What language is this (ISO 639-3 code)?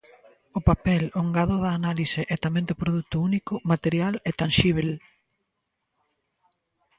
glg